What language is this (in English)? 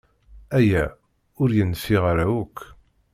Kabyle